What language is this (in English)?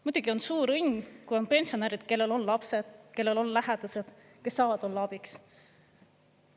Estonian